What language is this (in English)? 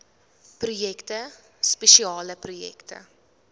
Afrikaans